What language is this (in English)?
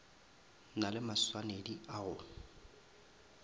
Northern Sotho